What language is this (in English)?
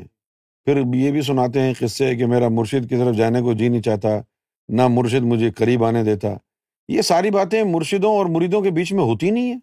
Urdu